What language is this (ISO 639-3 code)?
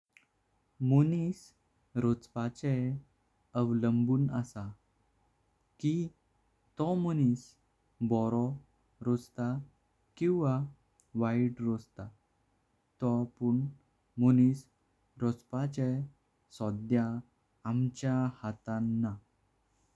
kok